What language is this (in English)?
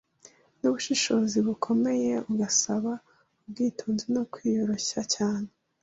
Kinyarwanda